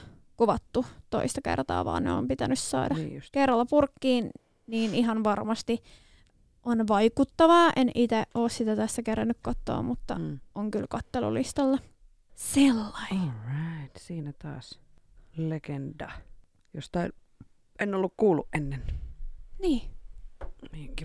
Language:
Finnish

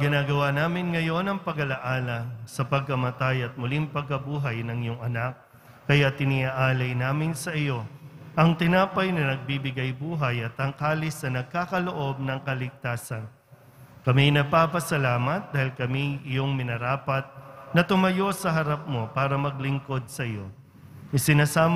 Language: Filipino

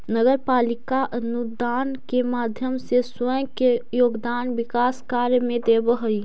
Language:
Magahi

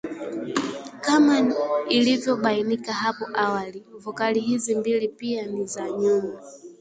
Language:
Swahili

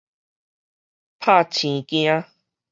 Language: Min Nan Chinese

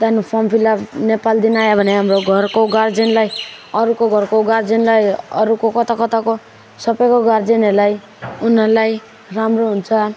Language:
Nepali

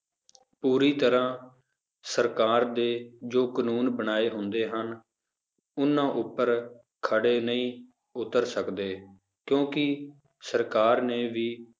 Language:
Punjabi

